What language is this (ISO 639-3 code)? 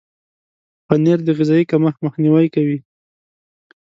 pus